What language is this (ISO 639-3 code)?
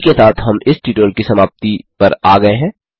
hin